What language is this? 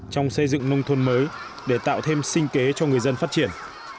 Vietnamese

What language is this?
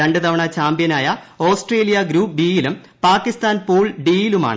Malayalam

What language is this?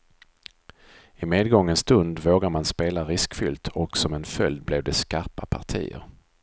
Swedish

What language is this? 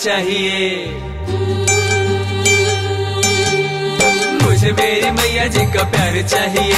Hindi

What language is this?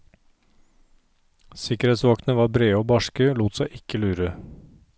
Norwegian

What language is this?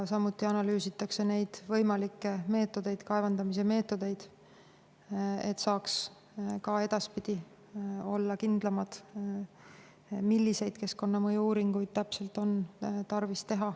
Estonian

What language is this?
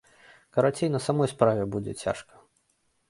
Belarusian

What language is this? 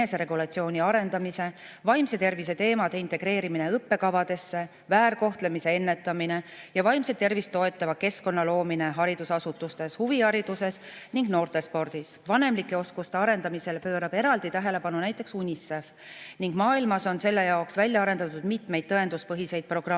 Estonian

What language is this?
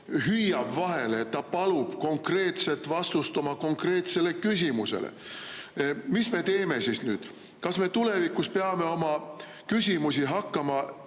Estonian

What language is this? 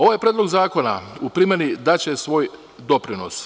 Serbian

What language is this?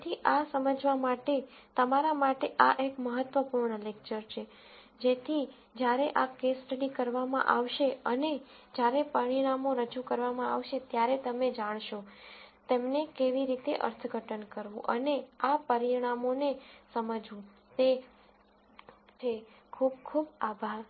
Gujarati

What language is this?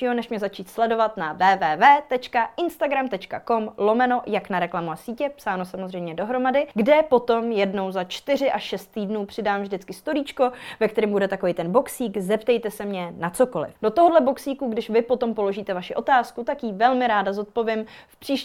Czech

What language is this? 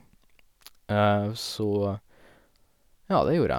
Norwegian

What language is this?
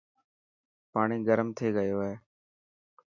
Dhatki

